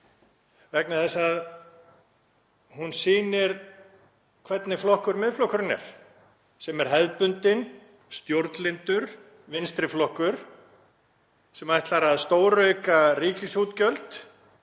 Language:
Icelandic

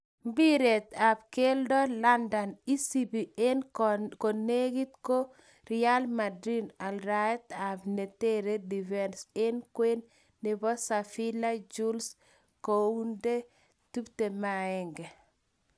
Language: Kalenjin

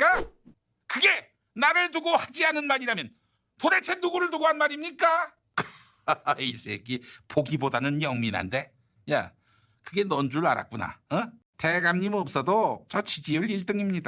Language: Korean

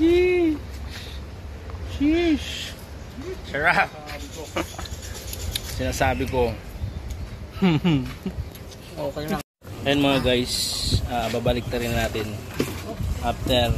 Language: Filipino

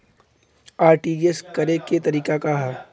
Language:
Bhojpuri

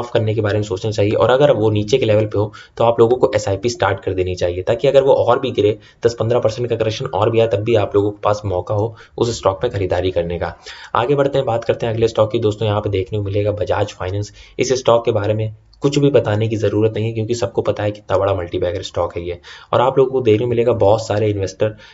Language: Hindi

